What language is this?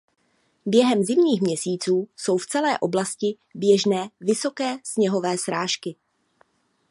Czech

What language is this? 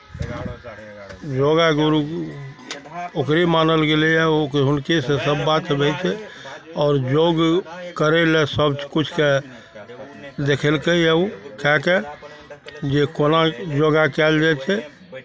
Maithili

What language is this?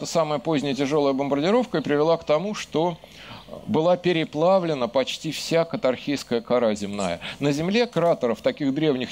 Russian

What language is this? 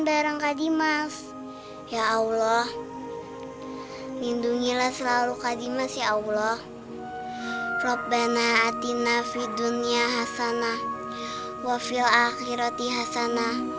Indonesian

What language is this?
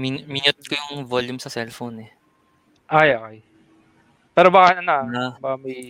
Filipino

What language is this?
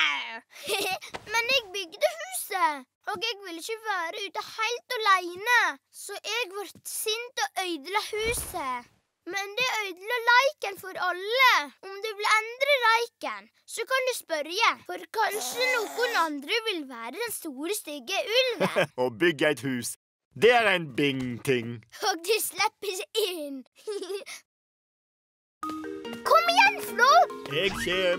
Norwegian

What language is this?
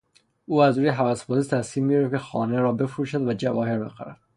Persian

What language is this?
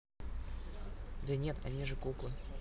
Russian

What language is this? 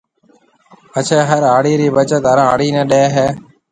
Marwari (Pakistan)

